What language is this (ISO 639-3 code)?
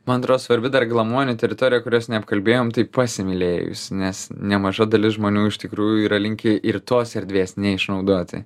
lit